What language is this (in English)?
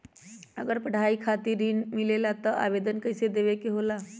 Magahi